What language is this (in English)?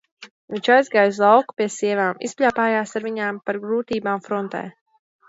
Latvian